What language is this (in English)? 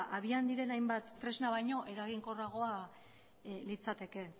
Basque